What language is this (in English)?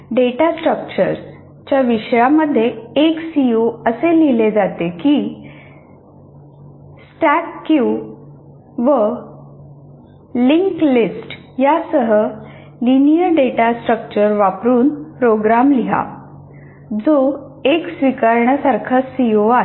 Marathi